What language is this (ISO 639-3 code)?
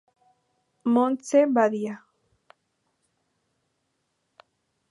spa